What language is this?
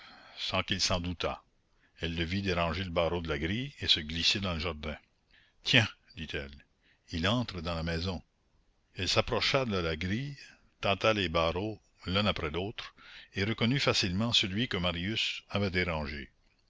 French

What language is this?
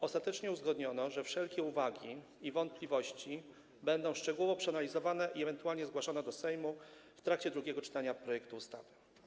Polish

